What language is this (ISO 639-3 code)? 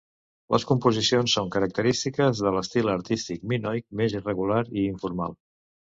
cat